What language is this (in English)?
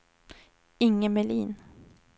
Swedish